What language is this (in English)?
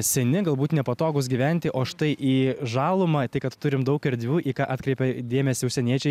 Lithuanian